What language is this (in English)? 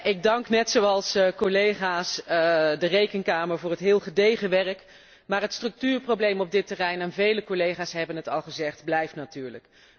Dutch